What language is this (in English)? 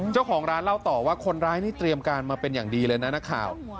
Thai